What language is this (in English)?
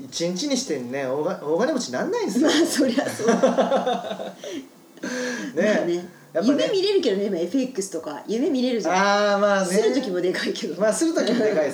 Japanese